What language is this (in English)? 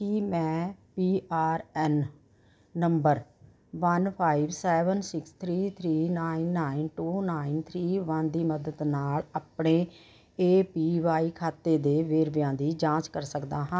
Punjabi